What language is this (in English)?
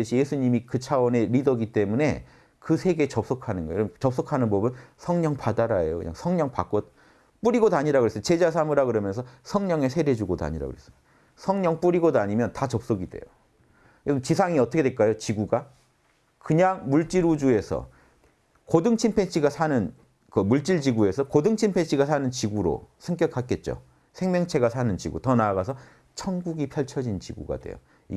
Korean